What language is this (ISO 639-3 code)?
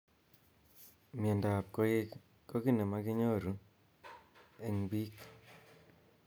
kln